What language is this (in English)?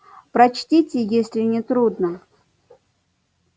Russian